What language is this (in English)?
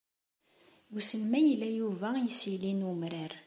Kabyle